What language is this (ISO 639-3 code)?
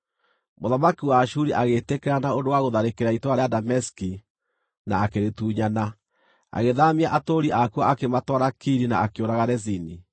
kik